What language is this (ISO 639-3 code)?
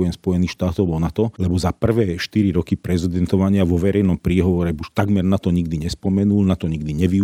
slk